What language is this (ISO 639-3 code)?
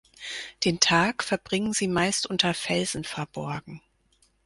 deu